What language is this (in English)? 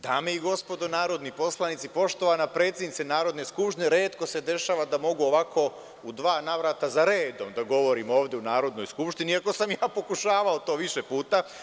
Serbian